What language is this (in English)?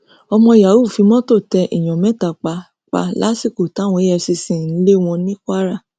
Yoruba